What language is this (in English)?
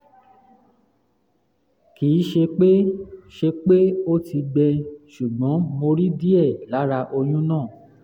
Yoruba